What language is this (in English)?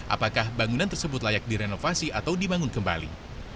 Indonesian